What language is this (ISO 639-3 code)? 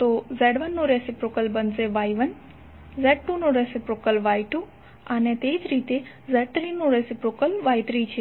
guj